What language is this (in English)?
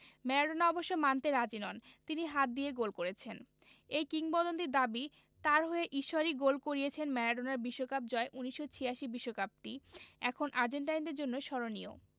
Bangla